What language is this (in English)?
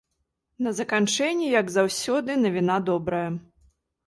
Belarusian